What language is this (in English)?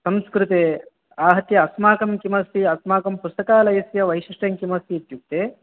Sanskrit